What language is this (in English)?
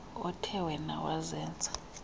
Xhosa